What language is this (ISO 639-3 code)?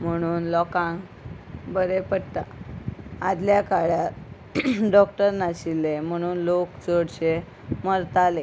kok